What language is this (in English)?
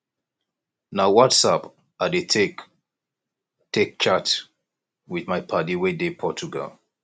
Nigerian Pidgin